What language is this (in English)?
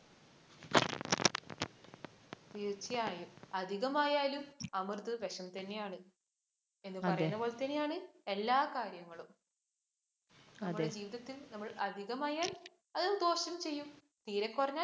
Malayalam